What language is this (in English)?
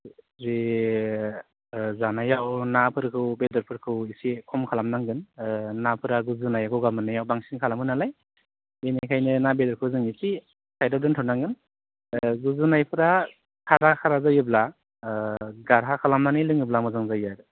Bodo